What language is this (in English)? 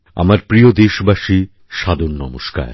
Bangla